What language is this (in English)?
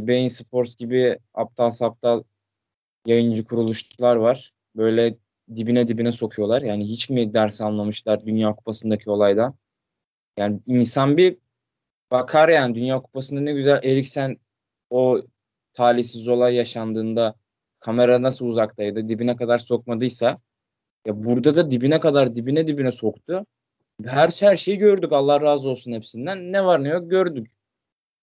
Turkish